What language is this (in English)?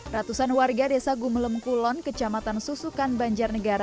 Indonesian